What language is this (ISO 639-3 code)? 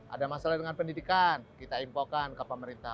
ind